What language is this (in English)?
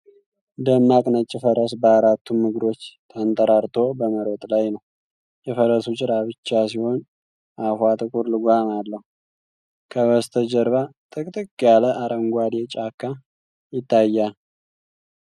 Amharic